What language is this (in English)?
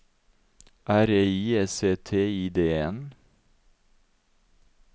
Norwegian